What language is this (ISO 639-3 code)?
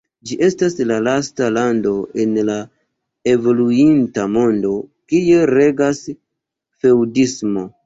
epo